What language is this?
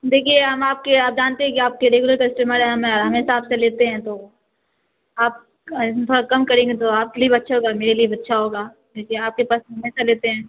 Urdu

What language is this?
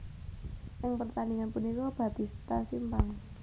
Javanese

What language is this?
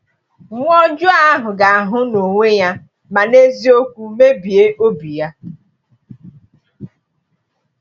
Igbo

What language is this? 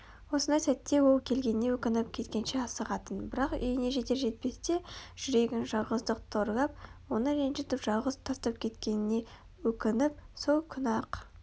Kazakh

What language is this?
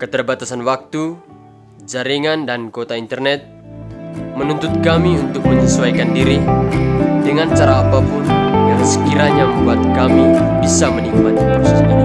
Indonesian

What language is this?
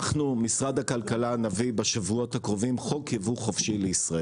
Hebrew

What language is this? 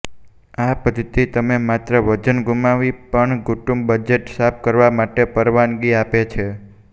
Gujarati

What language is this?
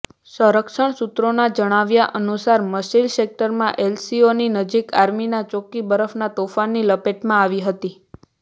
Gujarati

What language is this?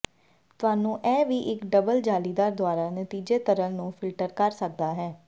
Punjabi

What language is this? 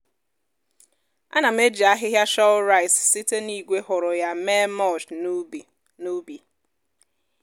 Igbo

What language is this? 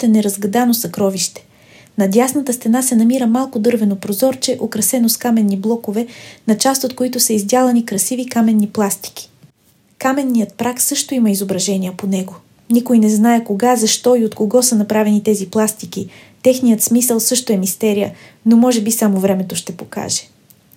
Bulgarian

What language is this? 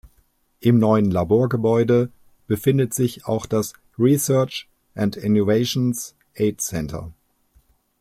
German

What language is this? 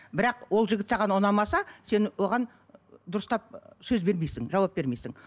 Kazakh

